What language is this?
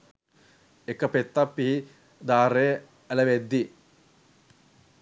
Sinhala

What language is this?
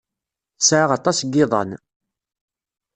Kabyle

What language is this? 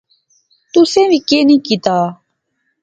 Pahari-Potwari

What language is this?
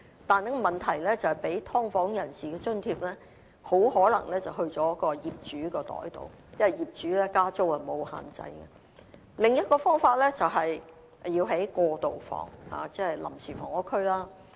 Cantonese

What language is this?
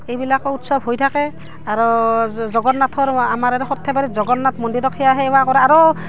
Assamese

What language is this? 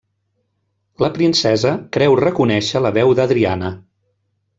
Catalan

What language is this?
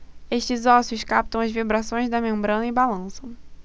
Portuguese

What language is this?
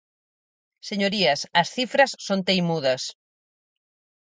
Galician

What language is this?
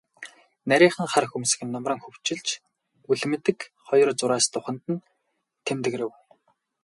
Mongolian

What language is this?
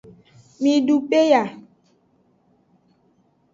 Aja (Benin)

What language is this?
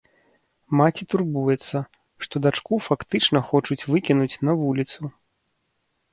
Belarusian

